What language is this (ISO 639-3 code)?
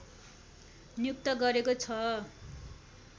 nep